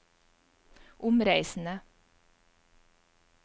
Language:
Norwegian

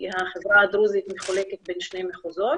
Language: Hebrew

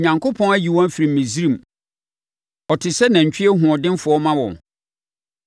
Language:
Akan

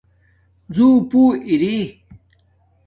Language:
Domaaki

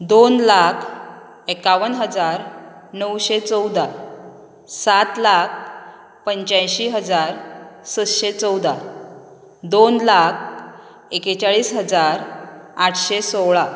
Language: Konkani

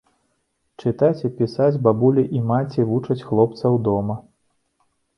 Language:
Belarusian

